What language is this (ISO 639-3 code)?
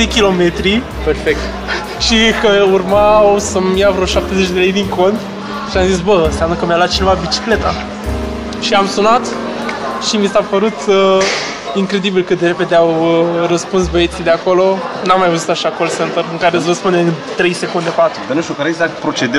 ron